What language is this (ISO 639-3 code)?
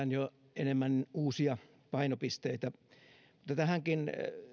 fin